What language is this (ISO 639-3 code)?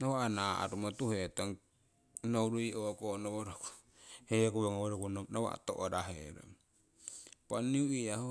siw